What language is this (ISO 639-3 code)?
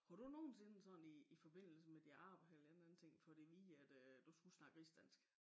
dan